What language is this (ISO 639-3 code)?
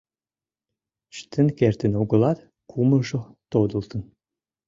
chm